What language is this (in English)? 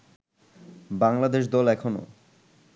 Bangla